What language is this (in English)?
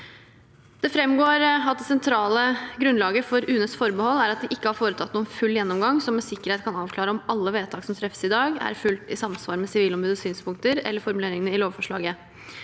Norwegian